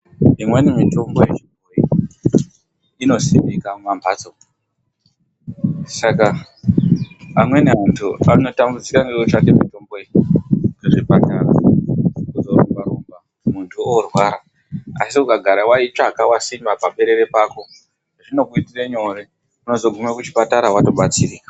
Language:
Ndau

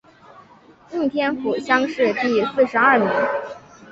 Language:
Chinese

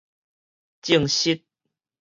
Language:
Min Nan Chinese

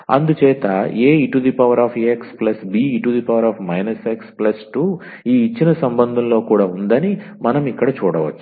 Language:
Telugu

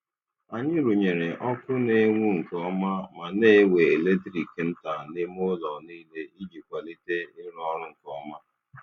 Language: Igbo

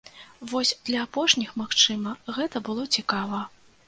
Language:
Belarusian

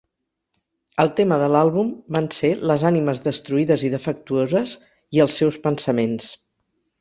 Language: Catalan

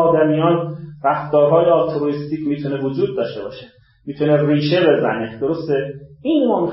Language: Persian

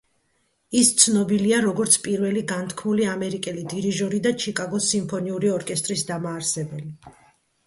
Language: Georgian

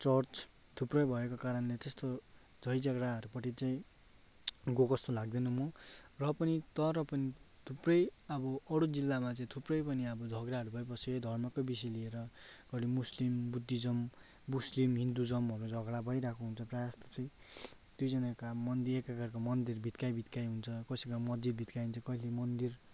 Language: Nepali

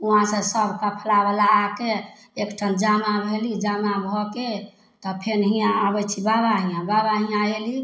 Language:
Maithili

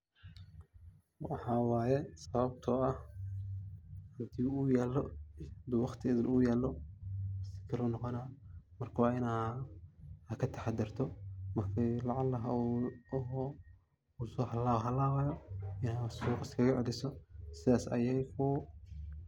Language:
Somali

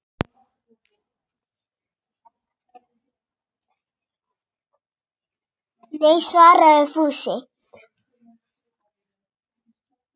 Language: Icelandic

